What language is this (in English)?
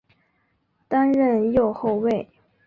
Chinese